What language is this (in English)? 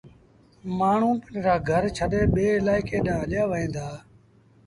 Sindhi Bhil